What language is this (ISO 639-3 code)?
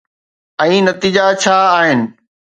snd